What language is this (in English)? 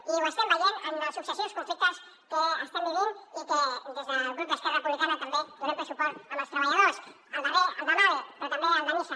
Catalan